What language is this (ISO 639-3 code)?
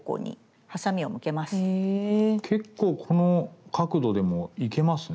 jpn